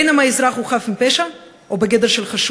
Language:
Hebrew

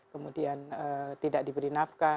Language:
Indonesian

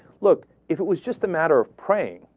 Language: English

